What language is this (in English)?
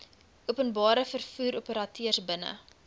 Afrikaans